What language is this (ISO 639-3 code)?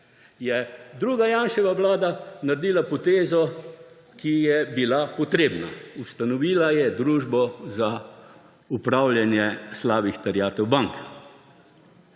slv